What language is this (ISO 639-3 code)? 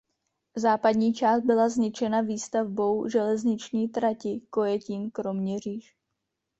ces